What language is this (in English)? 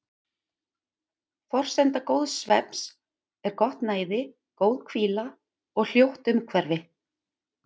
Icelandic